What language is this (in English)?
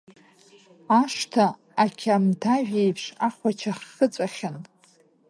Abkhazian